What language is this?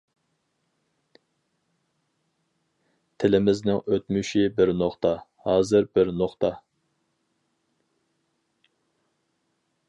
Uyghur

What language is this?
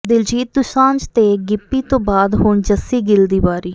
Punjabi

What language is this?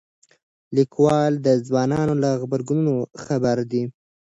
Pashto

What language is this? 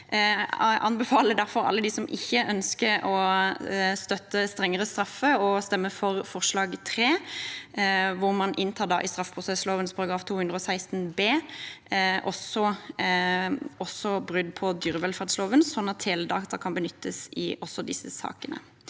Norwegian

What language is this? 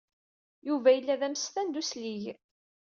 Kabyle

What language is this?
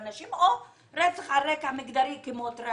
Hebrew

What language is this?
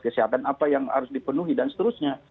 Indonesian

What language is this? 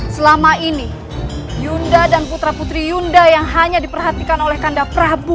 Indonesian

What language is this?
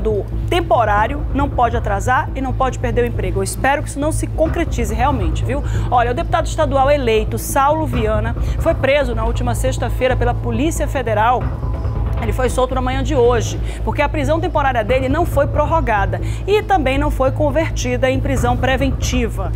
Portuguese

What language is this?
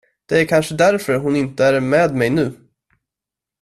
Swedish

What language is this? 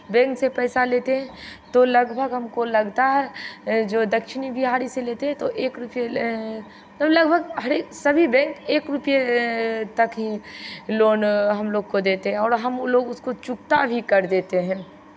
Hindi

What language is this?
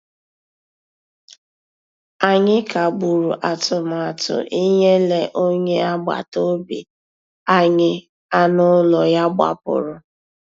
Igbo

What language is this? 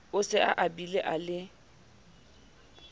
Southern Sotho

